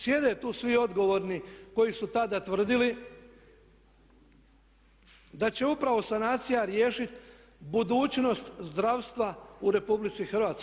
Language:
Croatian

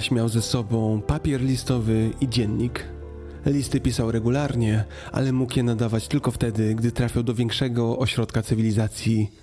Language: Polish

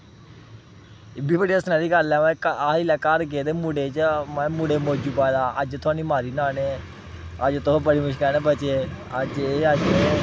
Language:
Dogri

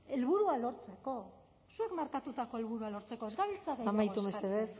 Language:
Basque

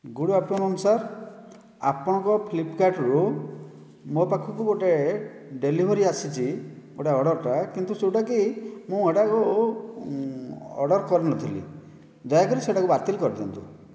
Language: Odia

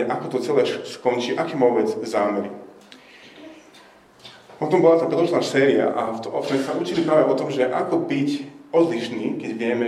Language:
Slovak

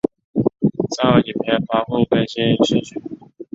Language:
Chinese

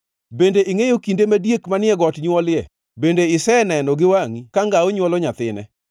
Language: Luo (Kenya and Tanzania)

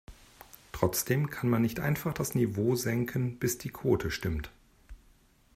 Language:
German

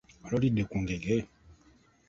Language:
Ganda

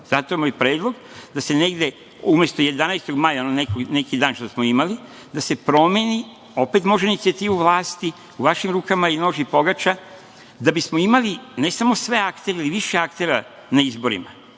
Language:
Serbian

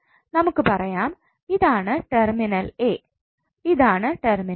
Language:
Malayalam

